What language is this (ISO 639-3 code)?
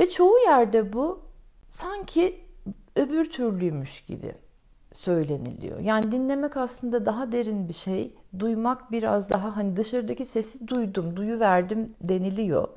tur